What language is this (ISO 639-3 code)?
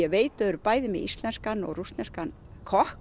isl